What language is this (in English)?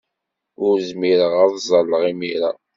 Kabyle